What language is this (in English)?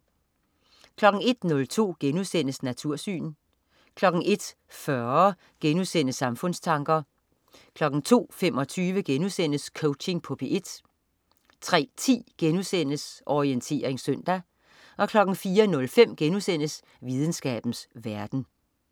Danish